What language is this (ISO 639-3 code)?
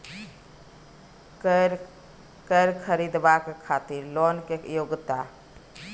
mai